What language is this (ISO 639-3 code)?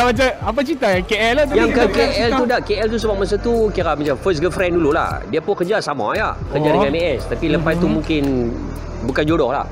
msa